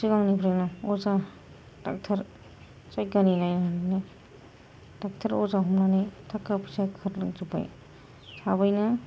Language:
Bodo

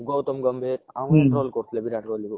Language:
Odia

